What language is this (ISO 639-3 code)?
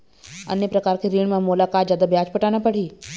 hne